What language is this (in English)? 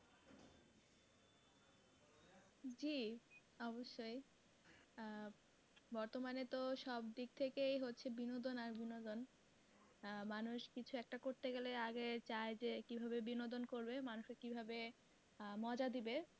Bangla